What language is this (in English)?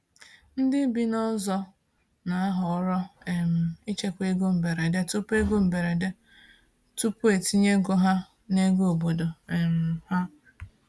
Igbo